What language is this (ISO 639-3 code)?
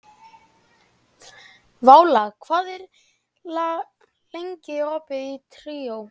isl